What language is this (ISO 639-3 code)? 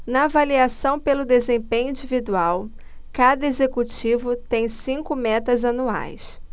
por